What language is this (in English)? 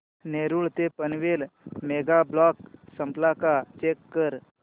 Marathi